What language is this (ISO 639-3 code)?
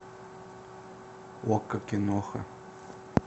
rus